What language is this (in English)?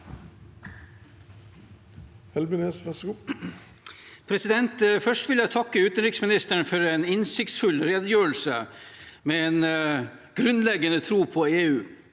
Norwegian